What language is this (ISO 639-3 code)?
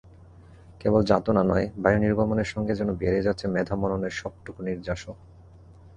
ben